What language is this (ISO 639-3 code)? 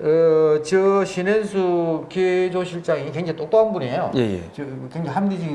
kor